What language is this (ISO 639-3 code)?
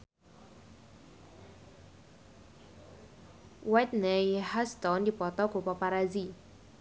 sun